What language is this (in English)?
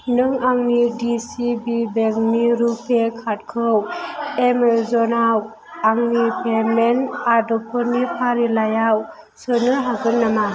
Bodo